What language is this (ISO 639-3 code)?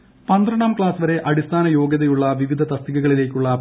mal